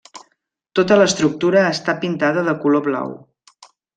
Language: Catalan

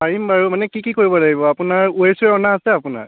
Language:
Assamese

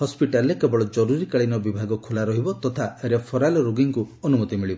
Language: Odia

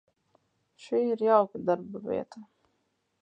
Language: Latvian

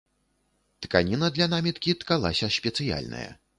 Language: Belarusian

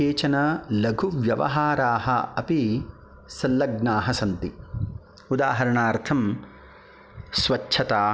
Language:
Sanskrit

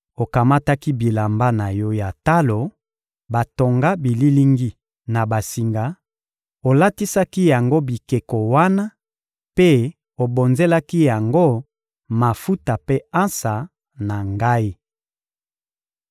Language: Lingala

